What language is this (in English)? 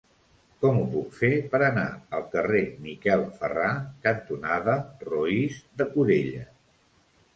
Catalan